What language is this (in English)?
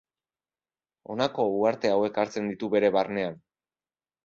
Basque